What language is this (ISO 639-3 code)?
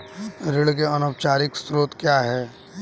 hin